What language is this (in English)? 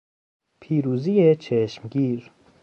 Persian